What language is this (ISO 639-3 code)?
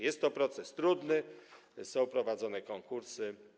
pol